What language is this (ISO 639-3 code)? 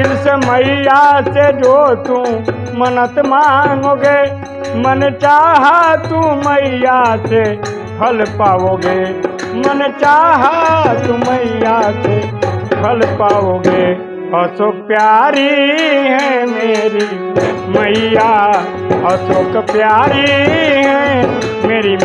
hin